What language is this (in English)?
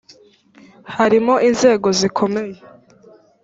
Kinyarwanda